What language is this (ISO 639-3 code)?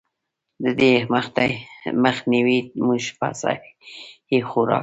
pus